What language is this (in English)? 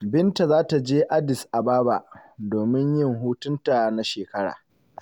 Hausa